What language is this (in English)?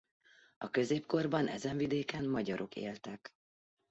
Hungarian